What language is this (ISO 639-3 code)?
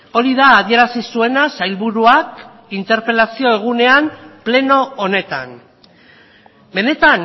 eus